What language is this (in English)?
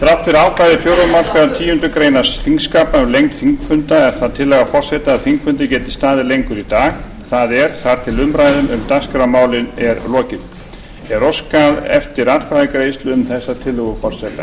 Icelandic